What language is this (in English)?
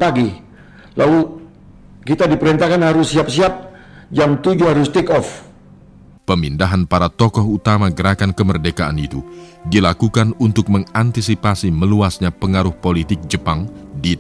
Indonesian